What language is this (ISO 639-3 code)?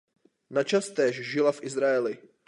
ces